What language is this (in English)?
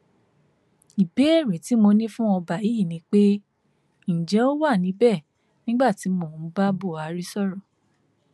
Yoruba